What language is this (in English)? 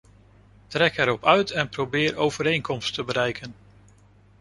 Dutch